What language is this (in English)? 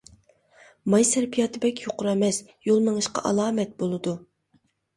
Uyghur